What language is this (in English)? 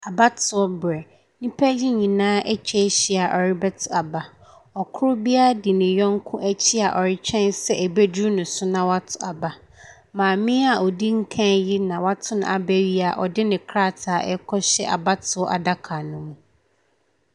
Akan